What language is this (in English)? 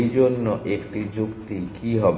Bangla